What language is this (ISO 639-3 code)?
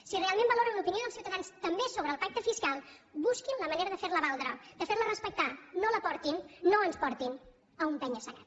cat